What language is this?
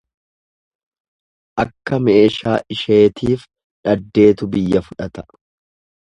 Oromo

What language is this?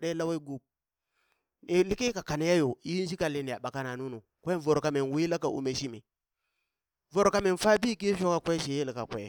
Burak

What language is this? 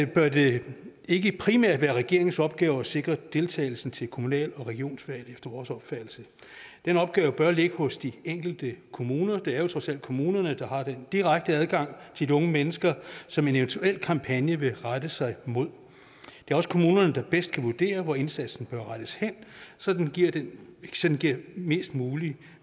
Danish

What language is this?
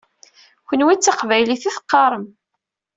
Kabyle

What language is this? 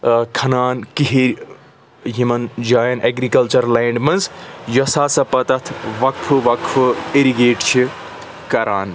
Kashmiri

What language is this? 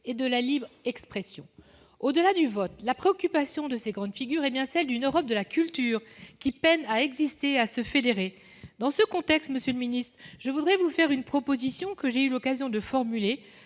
French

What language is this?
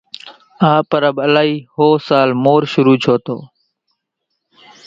Kachi Koli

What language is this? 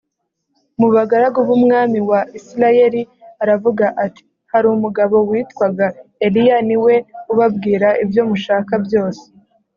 Kinyarwanda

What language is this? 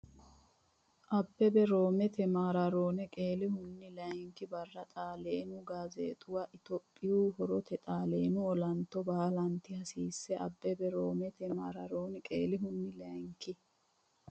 Sidamo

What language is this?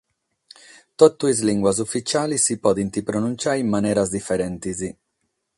Sardinian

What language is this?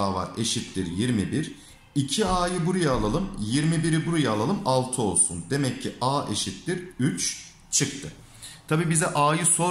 Turkish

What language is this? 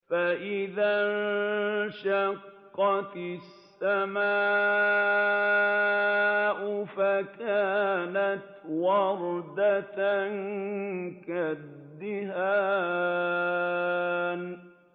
Arabic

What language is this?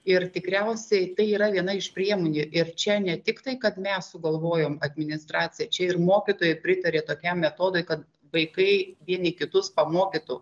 Lithuanian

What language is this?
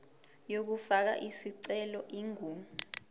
Zulu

